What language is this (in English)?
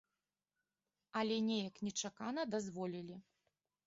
Belarusian